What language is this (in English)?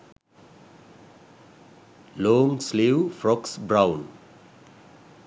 Sinhala